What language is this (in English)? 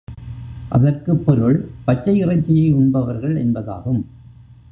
Tamil